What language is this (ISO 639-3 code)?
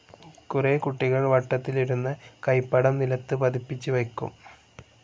mal